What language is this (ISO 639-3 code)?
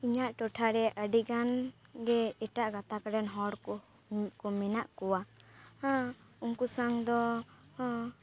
sat